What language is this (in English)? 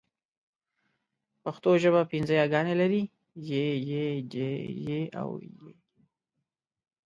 Pashto